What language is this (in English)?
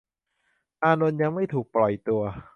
Thai